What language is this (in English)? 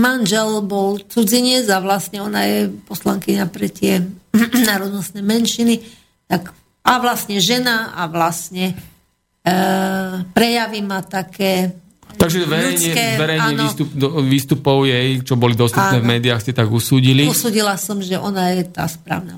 Slovak